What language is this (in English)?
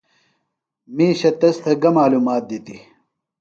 Phalura